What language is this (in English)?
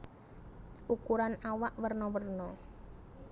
Javanese